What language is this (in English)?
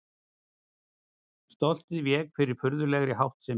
Icelandic